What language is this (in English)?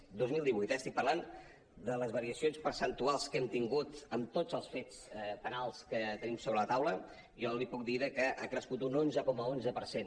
Catalan